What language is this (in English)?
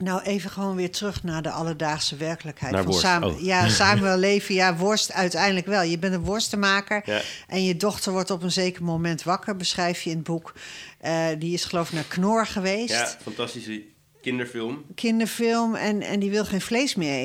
Dutch